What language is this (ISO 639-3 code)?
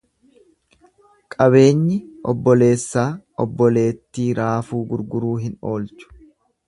orm